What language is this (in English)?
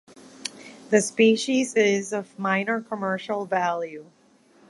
English